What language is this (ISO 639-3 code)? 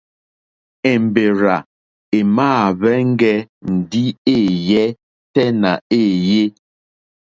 bri